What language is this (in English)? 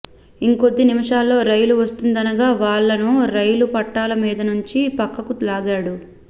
Telugu